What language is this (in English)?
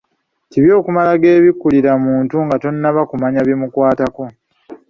Ganda